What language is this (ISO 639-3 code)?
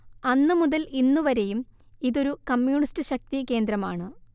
mal